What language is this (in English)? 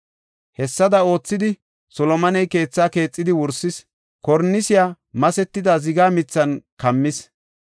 Gofa